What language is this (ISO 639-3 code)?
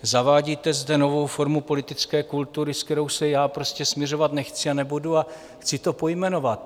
ces